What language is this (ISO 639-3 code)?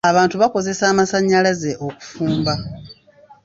lug